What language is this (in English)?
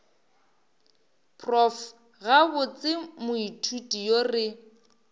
Northern Sotho